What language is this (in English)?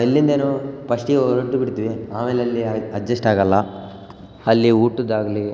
Kannada